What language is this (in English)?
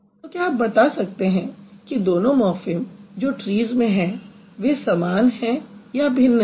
Hindi